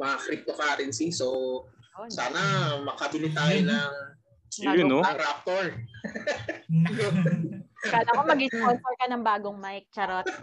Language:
Filipino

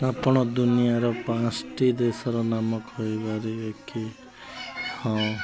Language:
Odia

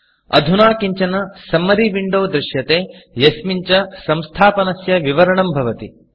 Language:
Sanskrit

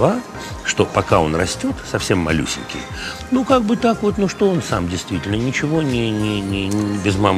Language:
Russian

